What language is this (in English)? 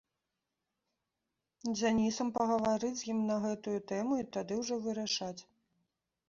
Belarusian